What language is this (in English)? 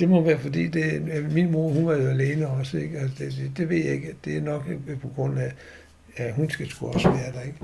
Danish